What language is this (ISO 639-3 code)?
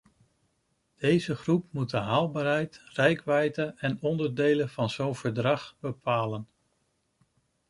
nld